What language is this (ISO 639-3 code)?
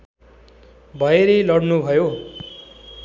nep